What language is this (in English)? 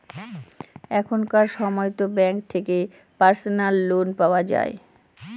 Bangla